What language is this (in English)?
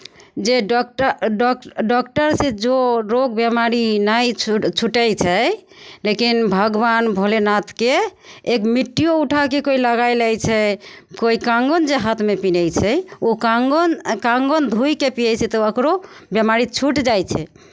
Maithili